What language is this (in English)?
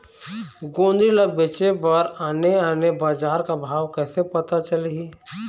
Chhattisgarhi